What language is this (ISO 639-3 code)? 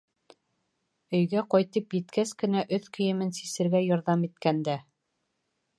bak